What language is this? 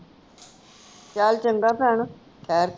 Punjabi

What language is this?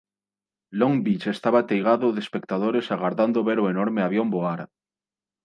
Galician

